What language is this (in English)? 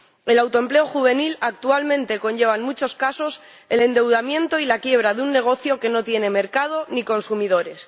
Spanish